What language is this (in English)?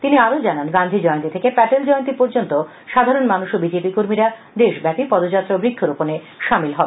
Bangla